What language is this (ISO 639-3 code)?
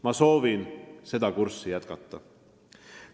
est